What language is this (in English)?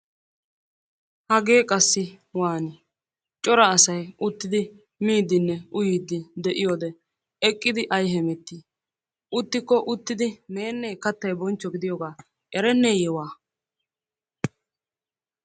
Wolaytta